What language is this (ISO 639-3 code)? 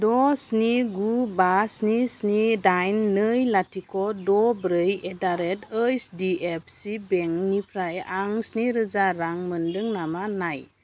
brx